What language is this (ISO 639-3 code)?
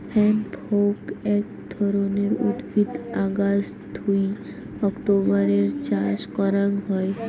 ben